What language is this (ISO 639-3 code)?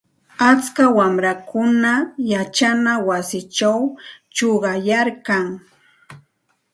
qxt